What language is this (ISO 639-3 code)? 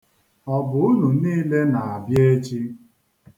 ibo